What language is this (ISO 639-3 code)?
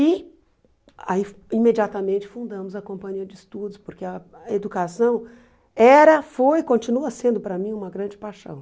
por